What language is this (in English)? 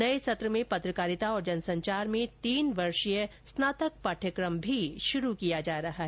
Hindi